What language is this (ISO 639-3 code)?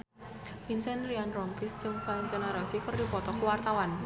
sun